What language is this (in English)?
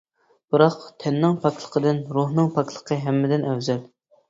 Uyghur